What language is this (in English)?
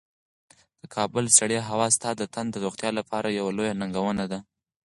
Pashto